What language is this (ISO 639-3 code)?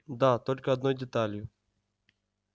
rus